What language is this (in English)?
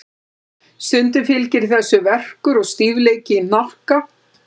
Icelandic